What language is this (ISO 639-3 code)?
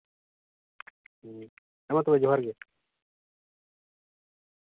sat